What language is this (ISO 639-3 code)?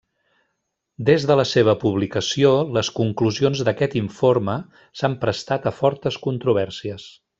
cat